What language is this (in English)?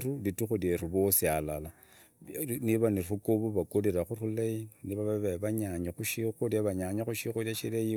Idakho-Isukha-Tiriki